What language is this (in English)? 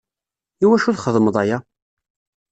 Kabyle